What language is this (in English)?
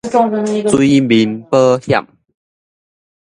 Min Nan Chinese